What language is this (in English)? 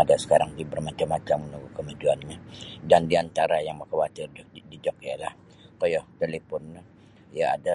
Sabah Bisaya